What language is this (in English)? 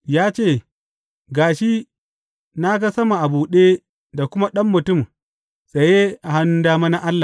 Hausa